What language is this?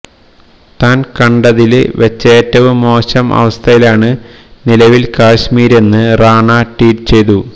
Malayalam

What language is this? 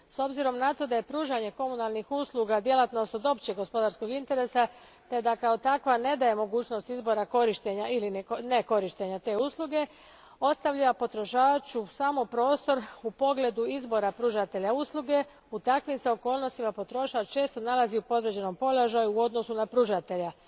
Croatian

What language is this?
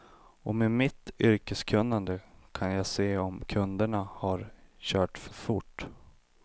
Swedish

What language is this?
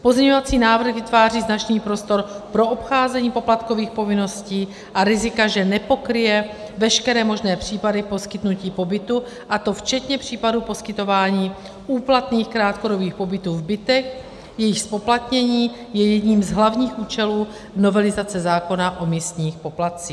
Czech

